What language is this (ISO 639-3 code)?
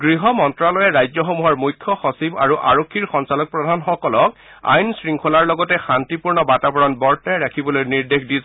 asm